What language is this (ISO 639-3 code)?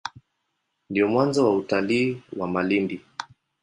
swa